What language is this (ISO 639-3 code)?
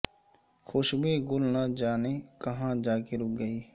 urd